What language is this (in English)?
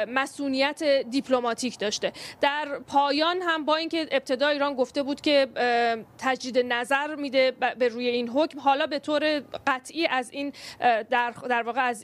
Persian